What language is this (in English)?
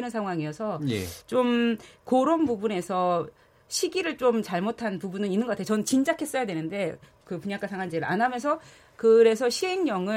Korean